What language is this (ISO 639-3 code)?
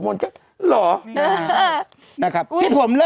tha